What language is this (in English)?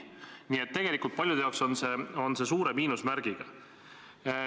Estonian